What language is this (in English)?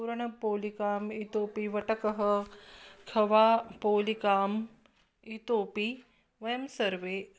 Sanskrit